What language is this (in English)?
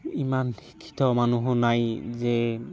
Assamese